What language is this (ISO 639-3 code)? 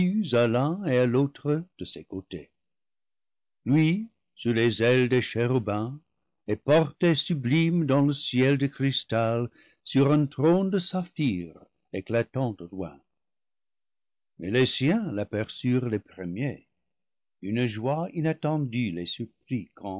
fra